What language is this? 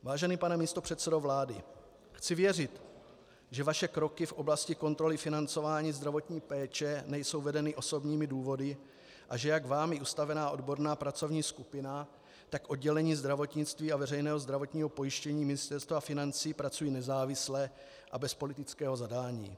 Czech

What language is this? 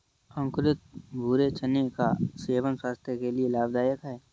Hindi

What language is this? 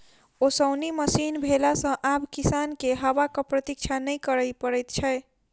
Maithili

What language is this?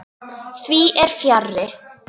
Icelandic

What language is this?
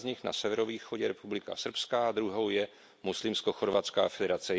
Czech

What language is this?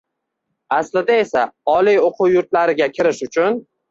Uzbek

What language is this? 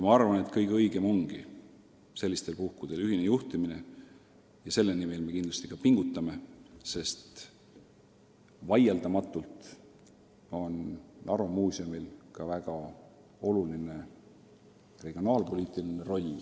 Estonian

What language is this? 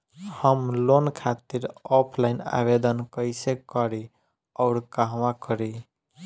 Bhojpuri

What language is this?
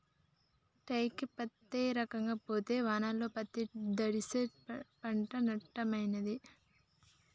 Telugu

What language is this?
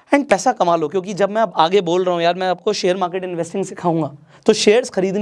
Hindi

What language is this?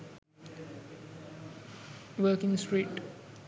Sinhala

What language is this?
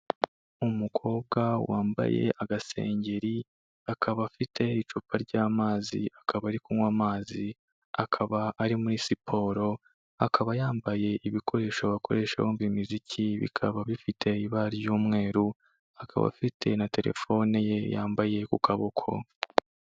Kinyarwanda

